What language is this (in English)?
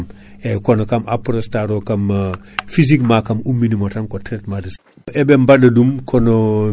Fula